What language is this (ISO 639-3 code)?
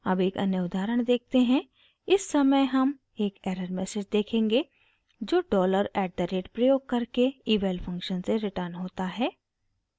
hin